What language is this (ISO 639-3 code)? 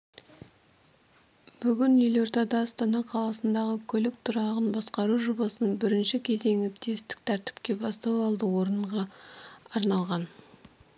kaz